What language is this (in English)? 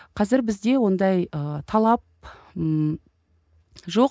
Kazakh